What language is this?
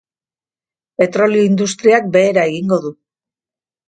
Basque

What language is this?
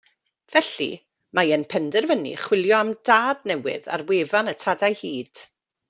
Welsh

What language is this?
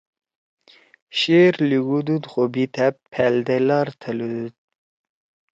Torwali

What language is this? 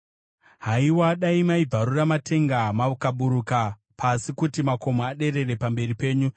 Shona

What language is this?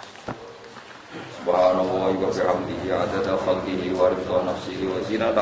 Indonesian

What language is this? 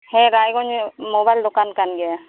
Santali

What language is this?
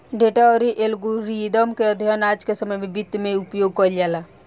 Bhojpuri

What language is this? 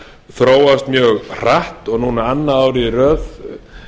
Icelandic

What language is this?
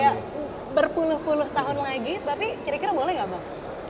Indonesian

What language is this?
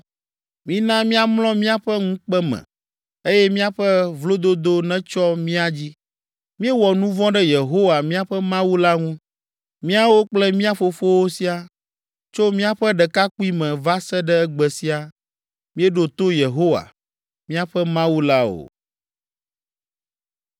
Ewe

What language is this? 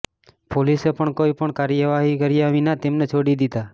Gujarati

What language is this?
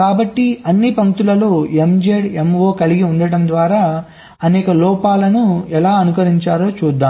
Telugu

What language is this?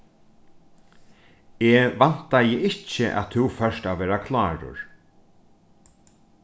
Faroese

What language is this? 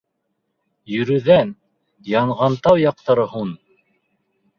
Bashkir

